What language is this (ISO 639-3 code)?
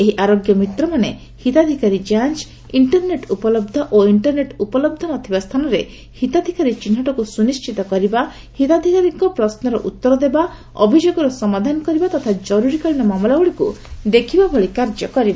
ori